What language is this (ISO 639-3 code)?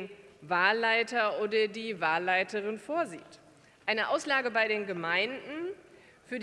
deu